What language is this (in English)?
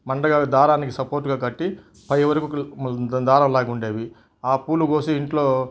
Telugu